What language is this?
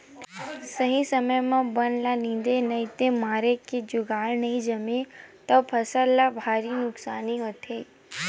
Chhattisgarhi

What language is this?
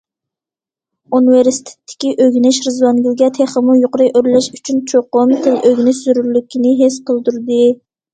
Uyghur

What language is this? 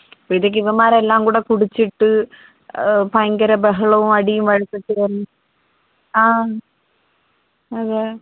Malayalam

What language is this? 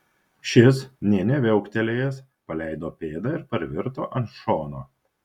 Lithuanian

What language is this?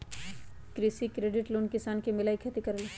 Magahi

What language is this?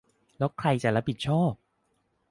Thai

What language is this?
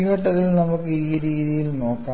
Malayalam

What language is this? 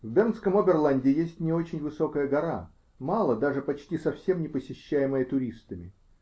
Russian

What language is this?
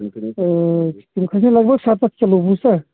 Kashmiri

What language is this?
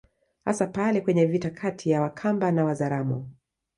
Swahili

